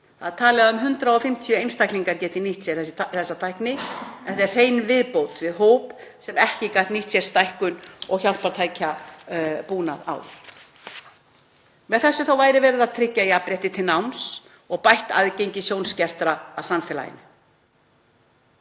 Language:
Icelandic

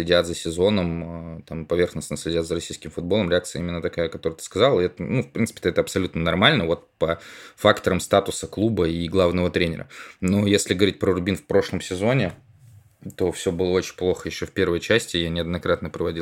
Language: Russian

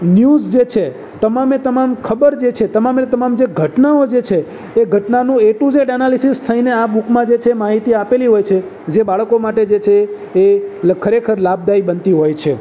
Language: Gujarati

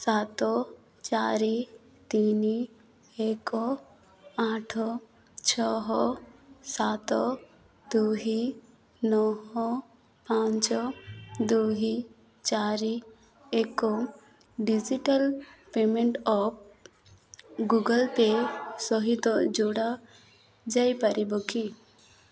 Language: Odia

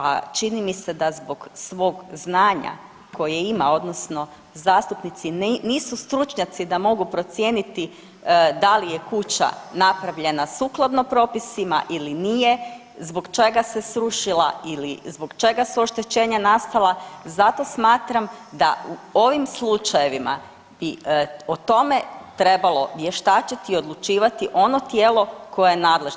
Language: Croatian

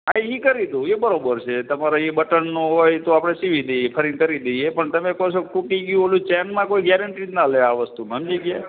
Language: Gujarati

